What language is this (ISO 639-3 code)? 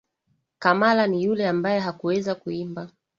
swa